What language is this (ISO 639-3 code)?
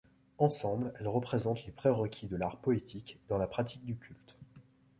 fra